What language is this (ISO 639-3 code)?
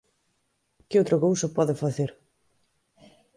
glg